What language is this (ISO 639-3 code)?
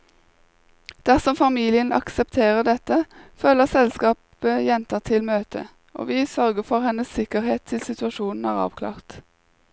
nor